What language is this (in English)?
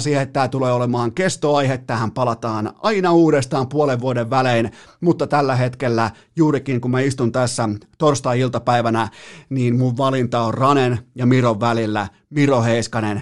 Finnish